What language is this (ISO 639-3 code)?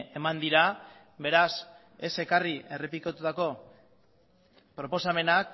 eus